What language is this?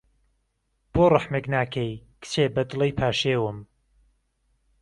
Central Kurdish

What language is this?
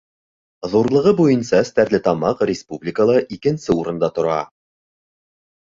Bashkir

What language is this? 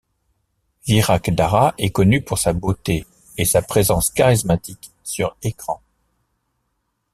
French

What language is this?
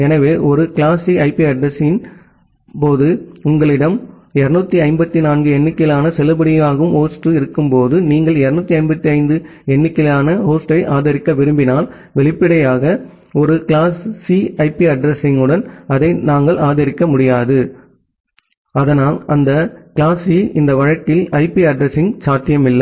Tamil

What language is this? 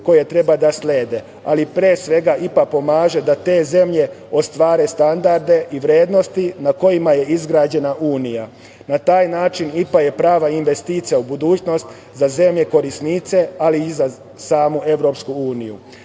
Serbian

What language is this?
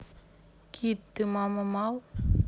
Russian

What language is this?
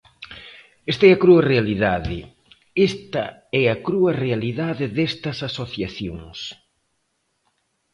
Galician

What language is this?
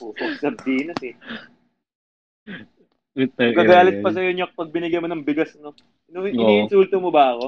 Filipino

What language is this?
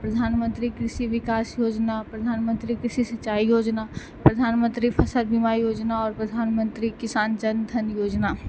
Maithili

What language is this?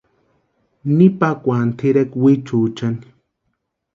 Western Highland Purepecha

